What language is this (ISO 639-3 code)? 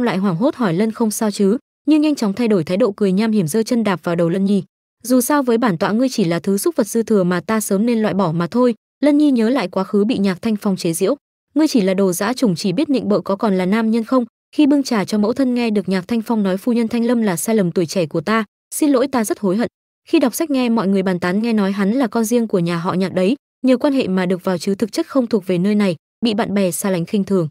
vie